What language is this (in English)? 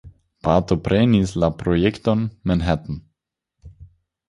Esperanto